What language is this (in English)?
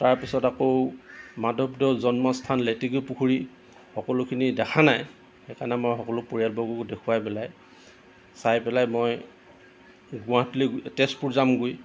Assamese